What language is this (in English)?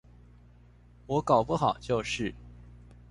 Chinese